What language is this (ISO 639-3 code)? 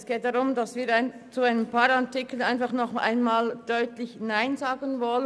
gsw